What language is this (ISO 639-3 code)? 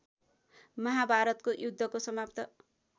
nep